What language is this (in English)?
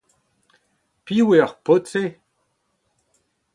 Breton